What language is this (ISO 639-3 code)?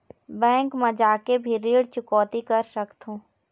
hne